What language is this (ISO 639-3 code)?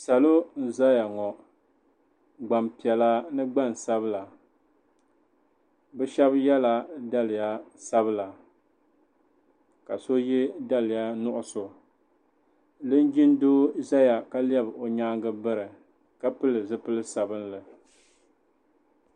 dag